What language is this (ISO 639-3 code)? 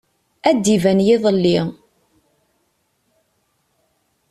kab